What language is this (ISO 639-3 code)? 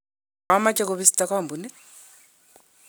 kln